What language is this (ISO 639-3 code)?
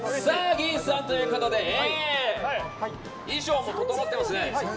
jpn